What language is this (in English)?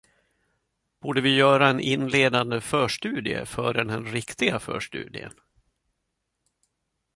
Swedish